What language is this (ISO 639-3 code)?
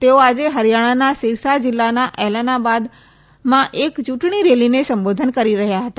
guj